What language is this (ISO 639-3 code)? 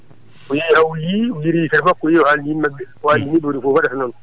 ful